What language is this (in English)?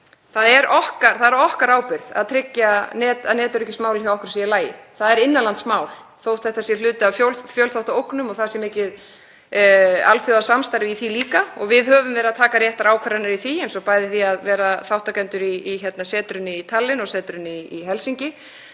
Icelandic